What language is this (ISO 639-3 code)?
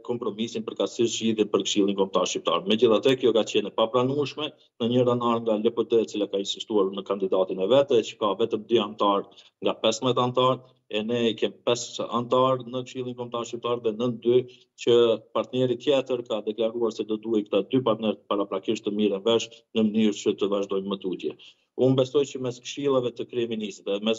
ron